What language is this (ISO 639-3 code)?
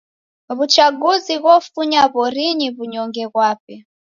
dav